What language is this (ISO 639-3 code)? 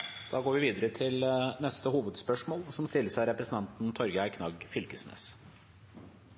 nob